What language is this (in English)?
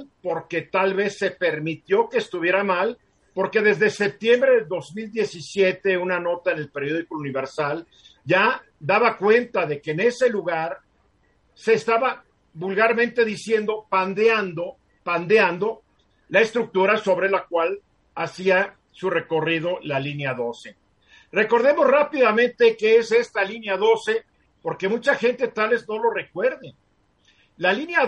Spanish